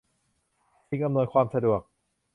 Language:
Thai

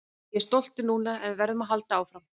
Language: Icelandic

